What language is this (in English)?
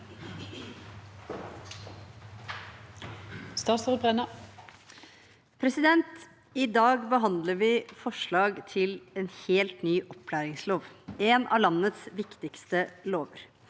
Norwegian